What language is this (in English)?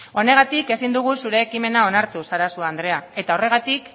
Basque